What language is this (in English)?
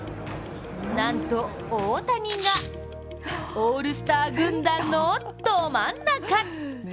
Japanese